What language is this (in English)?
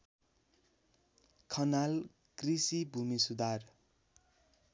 Nepali